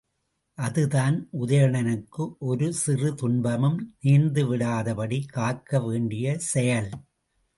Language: Tamil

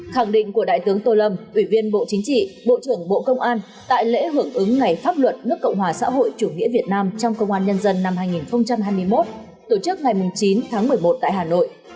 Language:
Vietnamese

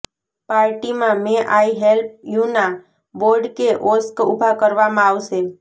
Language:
Gujarati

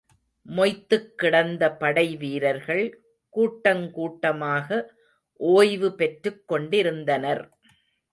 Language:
Tamil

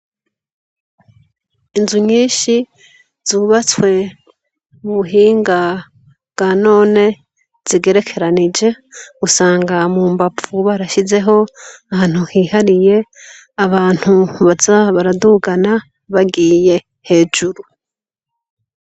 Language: Rundi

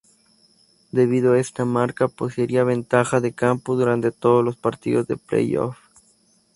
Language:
Spanish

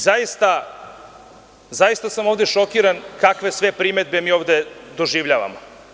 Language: Serbian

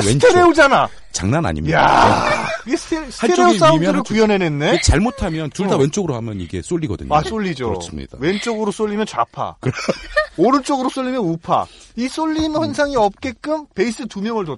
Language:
Korean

